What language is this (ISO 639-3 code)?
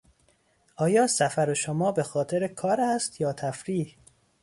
fas